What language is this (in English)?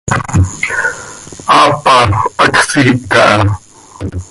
Seri